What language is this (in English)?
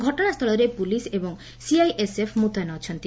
Odia